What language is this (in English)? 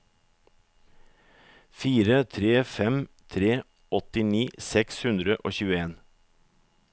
Norwegian